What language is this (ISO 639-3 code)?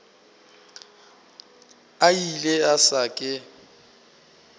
nso